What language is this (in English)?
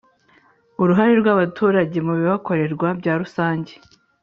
Kinyarwanda